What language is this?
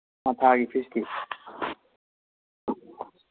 Manipuri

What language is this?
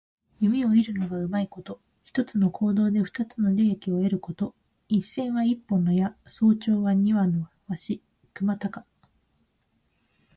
Japanese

